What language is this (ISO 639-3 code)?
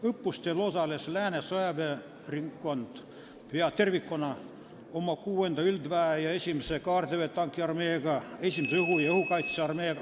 est